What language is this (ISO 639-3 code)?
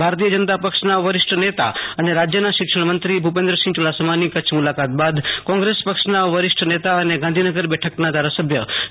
guj